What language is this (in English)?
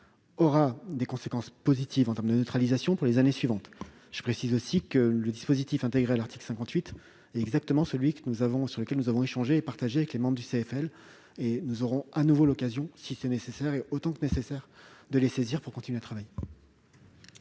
French